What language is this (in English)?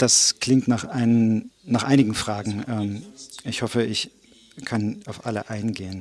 German